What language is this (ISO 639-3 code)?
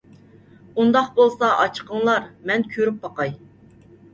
uig